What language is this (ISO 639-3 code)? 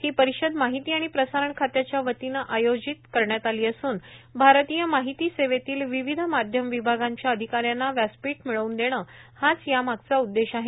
mar